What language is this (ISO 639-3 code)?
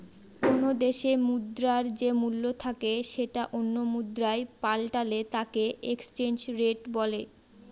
ben